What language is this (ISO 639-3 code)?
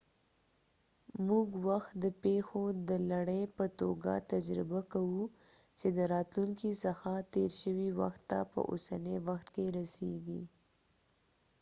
pus